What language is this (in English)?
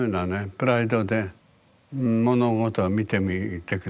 Japanese